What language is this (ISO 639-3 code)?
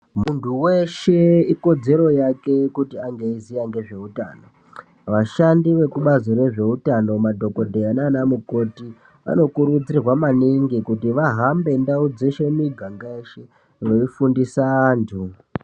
ndc